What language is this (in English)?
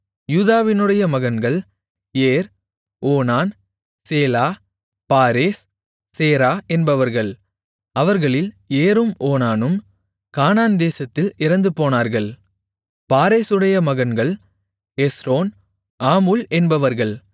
Tamil